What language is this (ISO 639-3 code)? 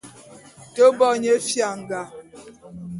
bum